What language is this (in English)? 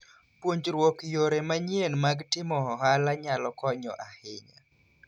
Luo (Kenya and Tanzania)